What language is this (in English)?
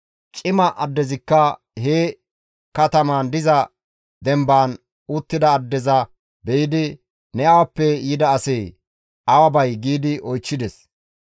Gamo